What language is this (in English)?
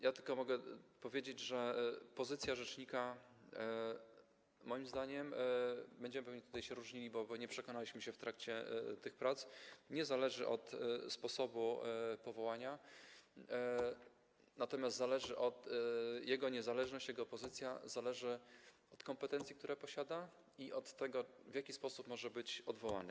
Polish